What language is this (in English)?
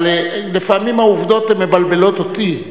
Hebrew